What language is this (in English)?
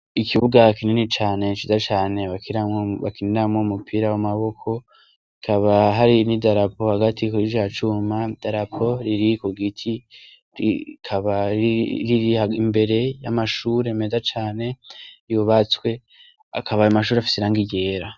Rundi